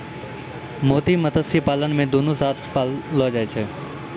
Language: Maithili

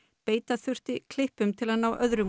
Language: Icelandic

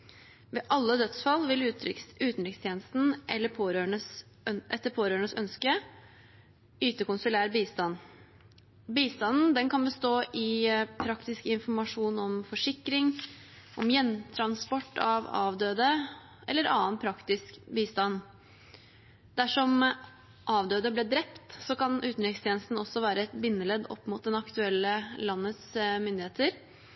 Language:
Norwegian Bokmål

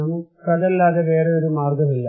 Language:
Malayalam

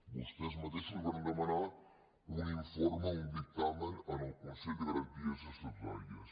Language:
Catalan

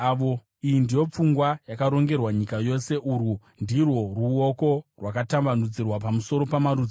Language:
Shona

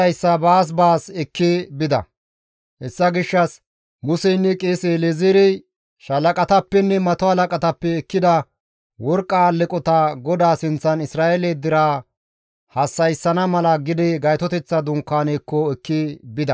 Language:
Gamo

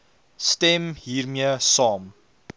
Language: Afrikaans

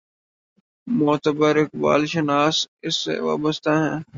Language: Urdu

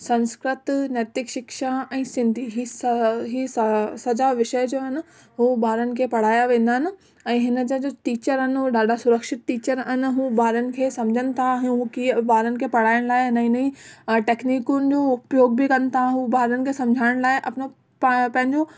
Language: Sindhi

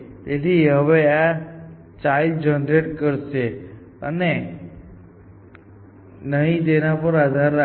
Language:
Gujarati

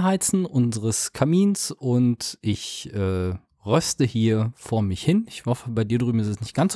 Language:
German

